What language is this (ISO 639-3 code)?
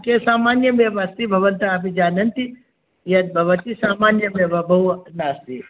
san